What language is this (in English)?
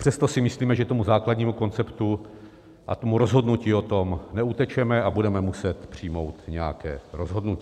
Czech